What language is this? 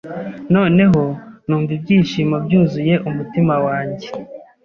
Kinyarwanda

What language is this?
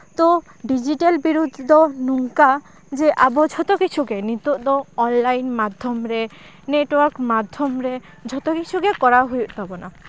Santali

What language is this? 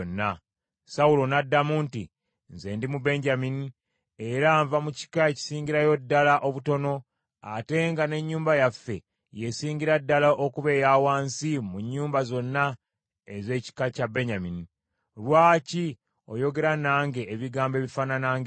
Ganda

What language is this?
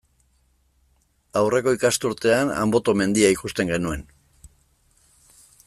Basque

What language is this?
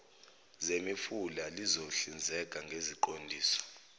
Zulu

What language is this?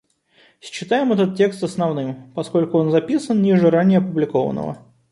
Russian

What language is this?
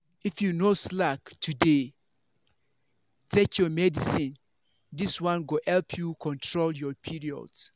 Nigerian Pidgin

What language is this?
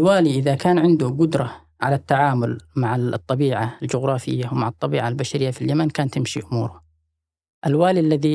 Arabic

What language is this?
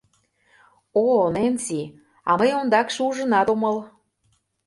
Mari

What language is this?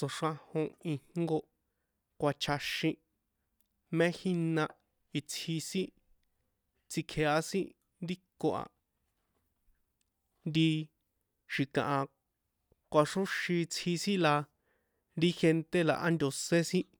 San Juan Atzingo Popoloca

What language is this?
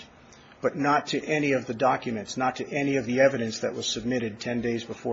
English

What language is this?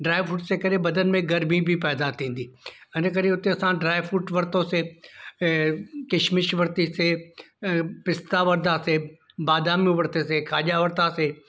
Sindhi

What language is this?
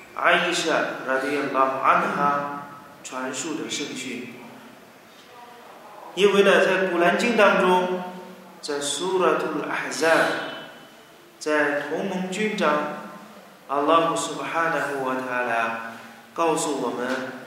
Chinese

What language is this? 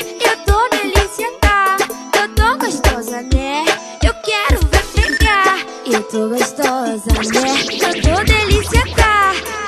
Romanian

